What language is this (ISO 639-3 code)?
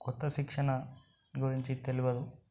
tel